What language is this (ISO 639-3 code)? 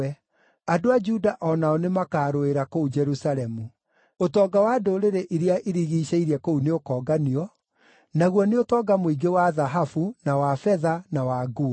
kik